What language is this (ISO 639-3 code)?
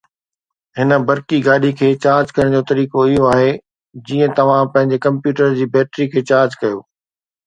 snd